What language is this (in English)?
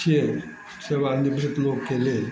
Maithili